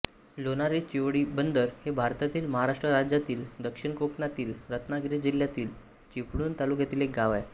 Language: Marathi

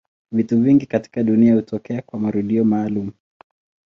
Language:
Swahili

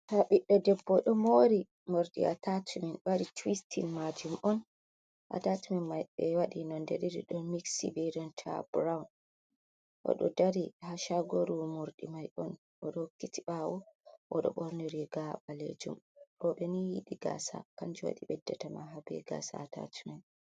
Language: Fula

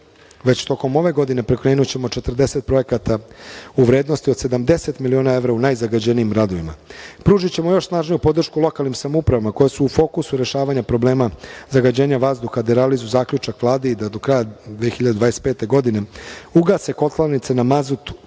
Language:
Serbian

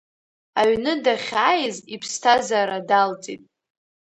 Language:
Abkhazian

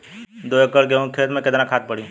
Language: Bhojpuri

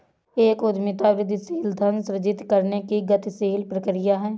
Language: Hindi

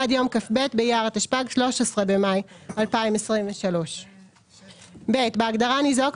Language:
Hebrew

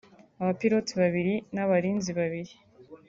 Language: Kinyarwanda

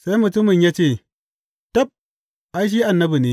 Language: Hausa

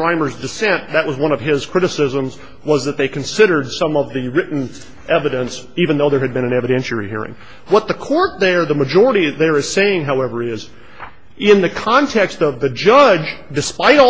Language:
English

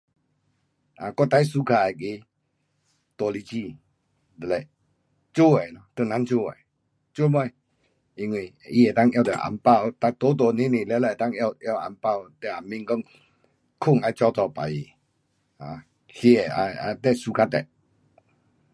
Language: Pu-Xian Chinese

